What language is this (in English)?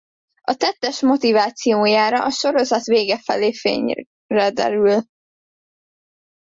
Hungarian